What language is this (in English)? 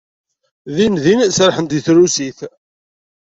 Kabyle